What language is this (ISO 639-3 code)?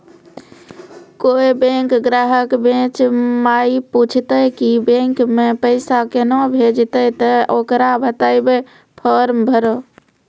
mai